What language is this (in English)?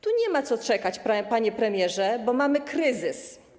Polish